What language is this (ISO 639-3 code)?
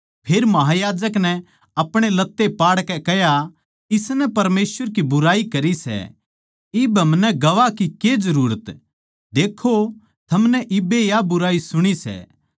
bgc